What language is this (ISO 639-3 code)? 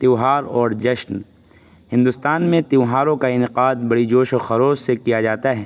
urd